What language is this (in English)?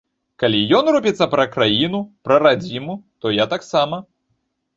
Belarusian